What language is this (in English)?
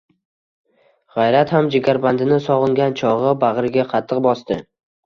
Uzbek